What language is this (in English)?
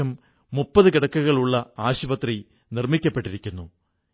Malayalam